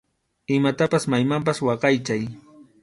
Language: Arequipa-La Unión Quechua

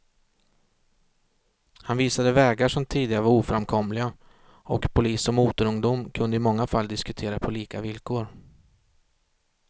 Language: Swedish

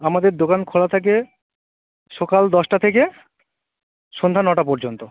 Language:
Bangla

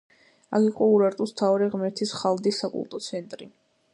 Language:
Georgian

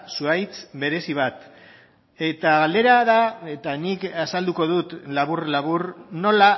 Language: Basque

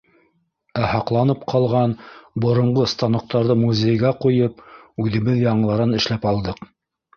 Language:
Bashkir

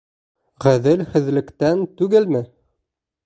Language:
Bashkir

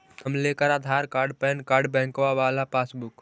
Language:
Magahi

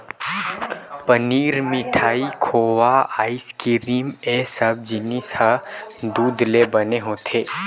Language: Chhattisgarhi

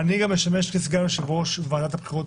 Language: Hebrew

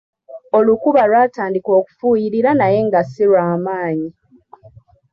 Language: Ganda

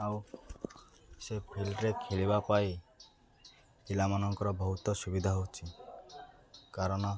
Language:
Odia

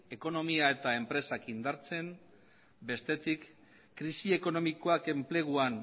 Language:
Basque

